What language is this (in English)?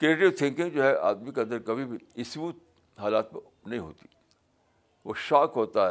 Urdu